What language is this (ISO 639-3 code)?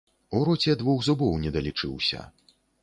bel